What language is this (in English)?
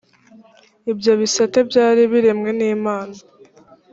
Kinyarwanda